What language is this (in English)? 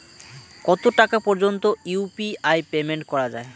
Bangla